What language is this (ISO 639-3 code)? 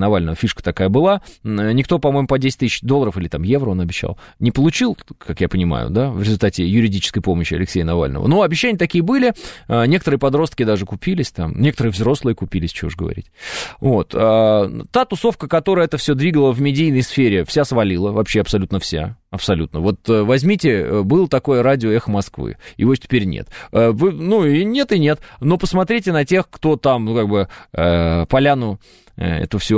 rus